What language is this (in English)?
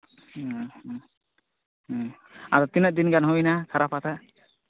Santali